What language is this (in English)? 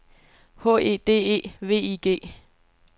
Danish